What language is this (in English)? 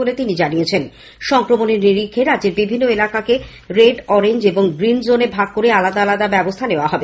Bangla